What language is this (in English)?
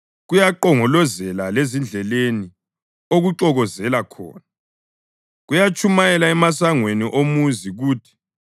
North Ndebele